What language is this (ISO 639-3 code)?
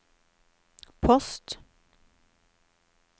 nor